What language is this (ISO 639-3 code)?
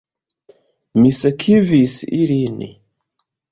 epo